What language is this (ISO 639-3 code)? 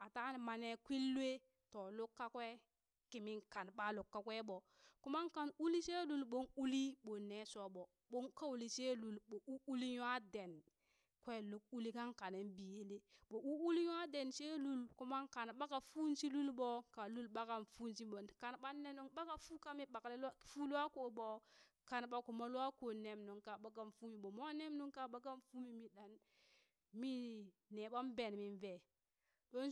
bys